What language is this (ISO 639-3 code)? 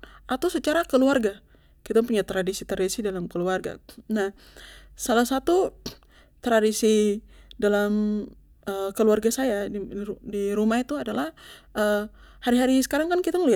pmy